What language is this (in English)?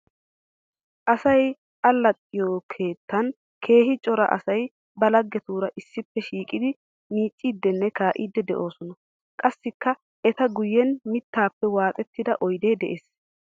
Wolaytta